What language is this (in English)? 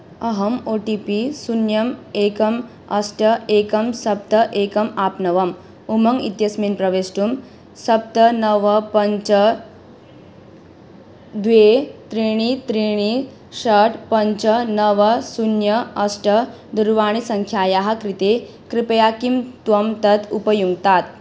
Sanskrit